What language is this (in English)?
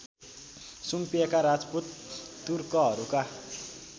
Nepali